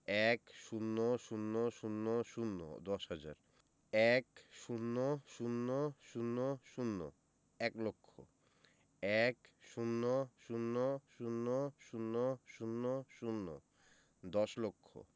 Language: Bangla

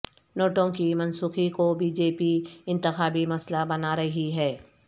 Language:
Urdu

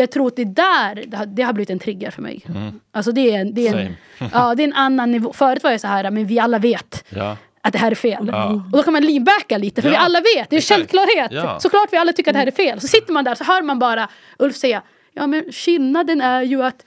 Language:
Swedish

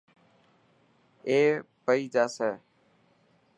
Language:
Dhatki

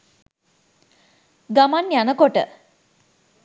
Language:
Sinhala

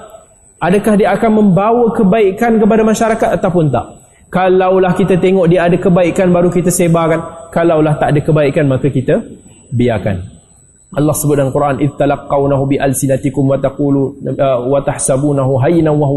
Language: Malay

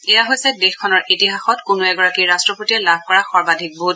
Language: Assamese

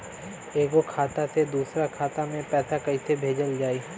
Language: Bhojpuri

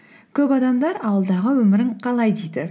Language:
Kazakh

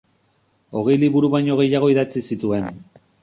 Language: Basque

